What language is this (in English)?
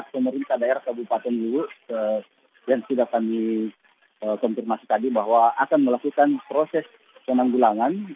Indonesian